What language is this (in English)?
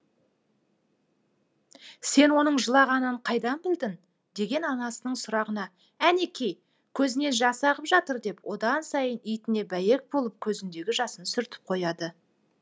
Kazakh